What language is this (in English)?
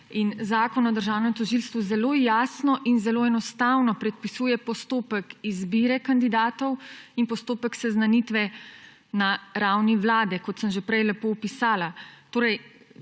Slovenian